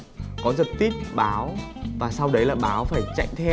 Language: Vietnamese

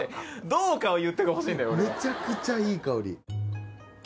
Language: Japanese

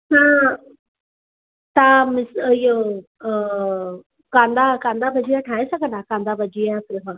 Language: Sindhi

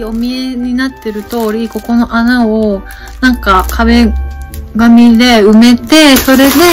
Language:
Japanese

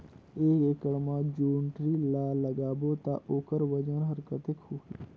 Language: Chhattisgarhi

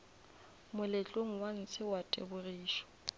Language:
Northern Sotho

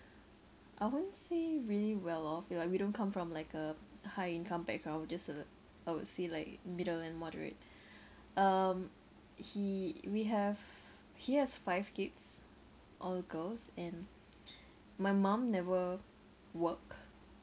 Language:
English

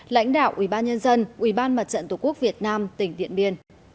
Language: Vietnamese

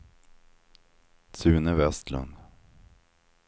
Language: Swedish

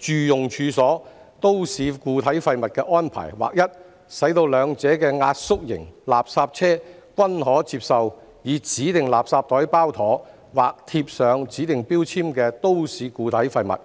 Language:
Cantonese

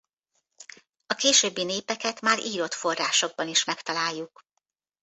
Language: Hungarian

